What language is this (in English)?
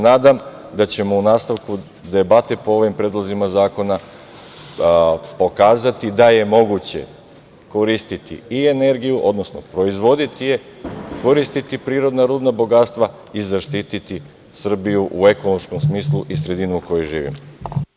Serbian